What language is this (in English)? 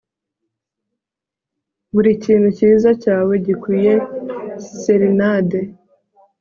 Kinyarwanda